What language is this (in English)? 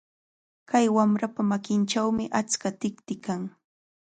Cajatambo North Lima Quechua